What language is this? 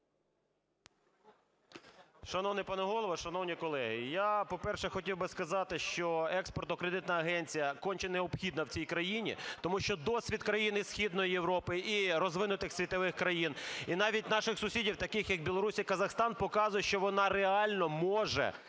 Ukrainian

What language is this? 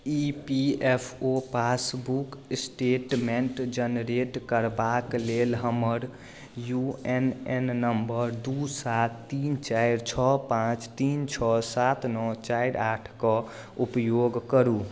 Maithili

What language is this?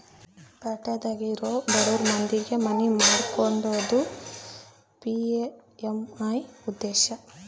Kannada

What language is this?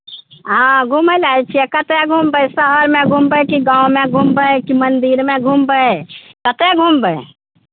Maithili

